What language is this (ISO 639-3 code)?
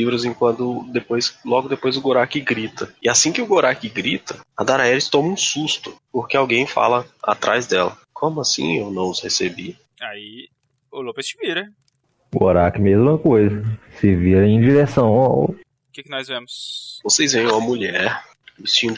por